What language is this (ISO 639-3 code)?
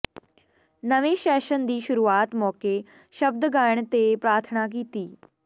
pan